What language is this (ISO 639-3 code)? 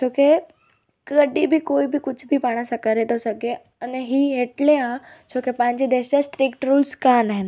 snd